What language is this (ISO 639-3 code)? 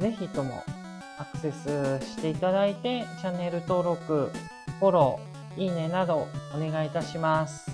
jpn